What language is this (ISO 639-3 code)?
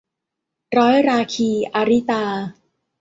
tha